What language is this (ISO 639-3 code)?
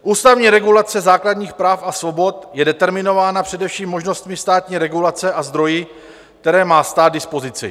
ces